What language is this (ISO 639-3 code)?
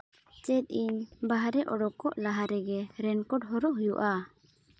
sat